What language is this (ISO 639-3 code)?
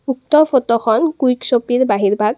asm